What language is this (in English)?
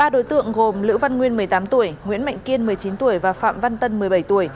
Vietnamese